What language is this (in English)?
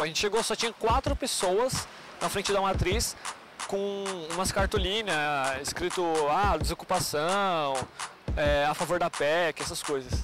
Portuguese